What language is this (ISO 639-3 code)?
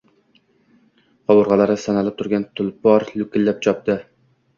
uzb